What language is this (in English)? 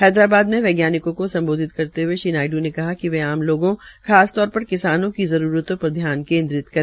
Hindi